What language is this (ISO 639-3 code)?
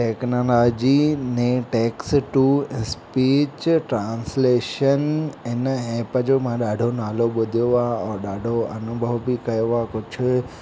snd